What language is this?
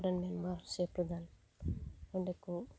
Santali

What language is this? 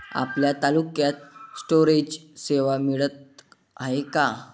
Marathi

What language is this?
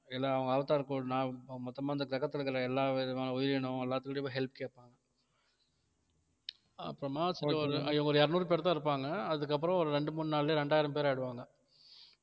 Tamil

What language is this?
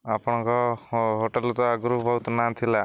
Odia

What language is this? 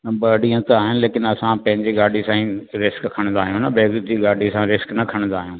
Sindhi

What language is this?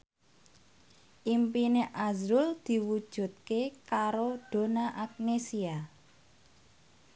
Javanese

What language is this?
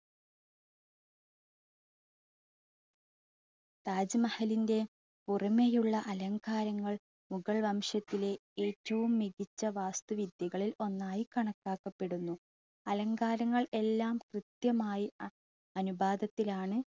Malayalam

